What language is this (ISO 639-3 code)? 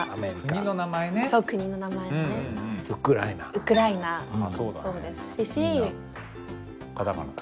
jpn